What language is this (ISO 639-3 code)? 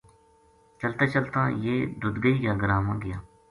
gju